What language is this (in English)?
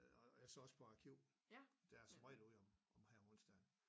Danish